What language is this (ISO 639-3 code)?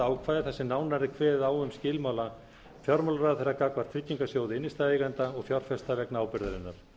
isl